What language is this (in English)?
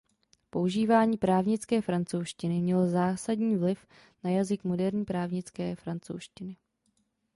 Czech